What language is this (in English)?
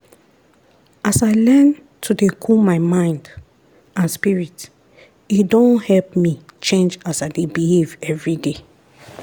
Nigerian Pidgin